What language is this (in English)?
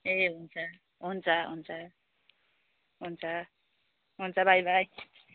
Nepali